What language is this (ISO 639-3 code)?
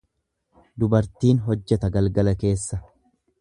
orm